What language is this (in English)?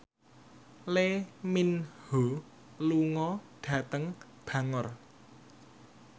Javanese